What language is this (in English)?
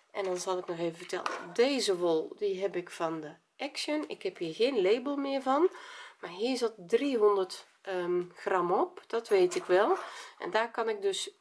Dutch